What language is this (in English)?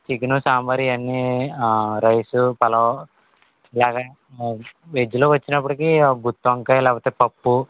Telugu